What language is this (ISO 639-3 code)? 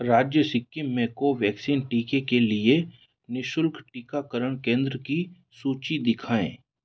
hin